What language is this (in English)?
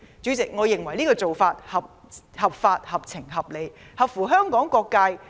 Cantonese